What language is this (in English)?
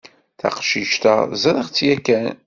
Kabyle